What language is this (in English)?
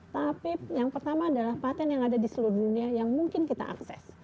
Indonesian